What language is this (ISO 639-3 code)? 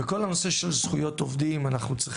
heb